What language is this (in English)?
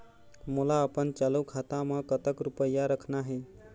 Chhattisgarhi